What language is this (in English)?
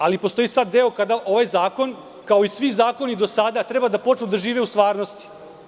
Serbian